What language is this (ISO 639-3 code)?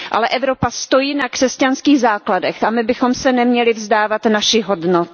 ces